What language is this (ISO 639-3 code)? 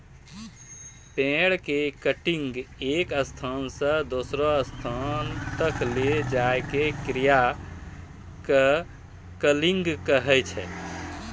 mai